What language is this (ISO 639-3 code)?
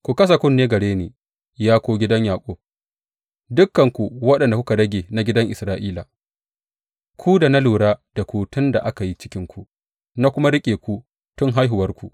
hau